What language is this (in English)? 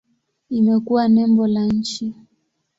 Swahili